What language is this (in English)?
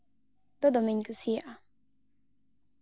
Santali